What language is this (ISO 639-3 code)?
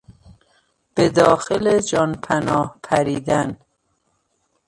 fas